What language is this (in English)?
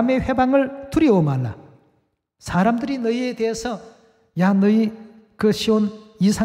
Korean